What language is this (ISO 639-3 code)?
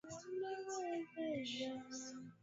swa